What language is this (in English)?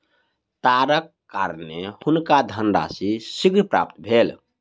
Maithili